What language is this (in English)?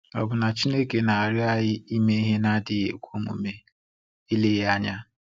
Igbo